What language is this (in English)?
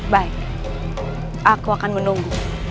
Indonesian